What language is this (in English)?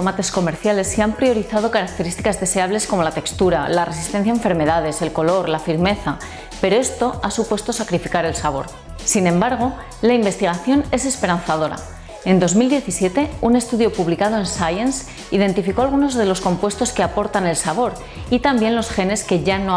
Spanish